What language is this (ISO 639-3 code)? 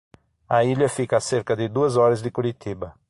por